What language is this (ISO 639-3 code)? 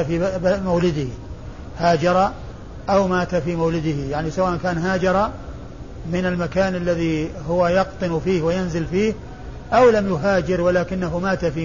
ara